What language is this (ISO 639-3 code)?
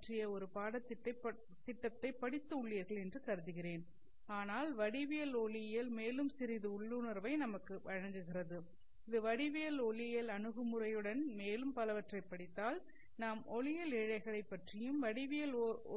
tam